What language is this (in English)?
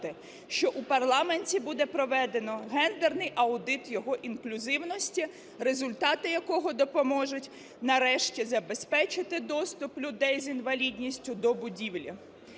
Ukrainian